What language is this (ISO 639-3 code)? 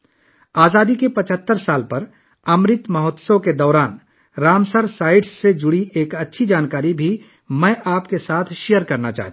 urd